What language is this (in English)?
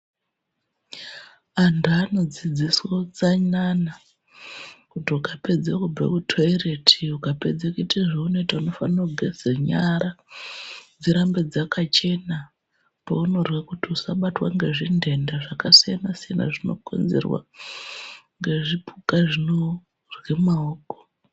Ndau